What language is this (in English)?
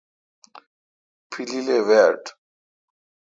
Kalkoti